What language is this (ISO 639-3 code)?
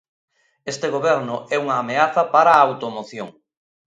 glg